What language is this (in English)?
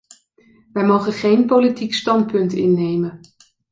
Dutch